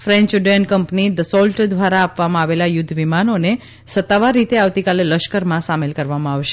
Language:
Gujarati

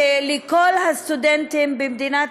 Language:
Hebrew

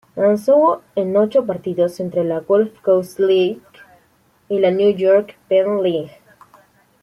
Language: Spanish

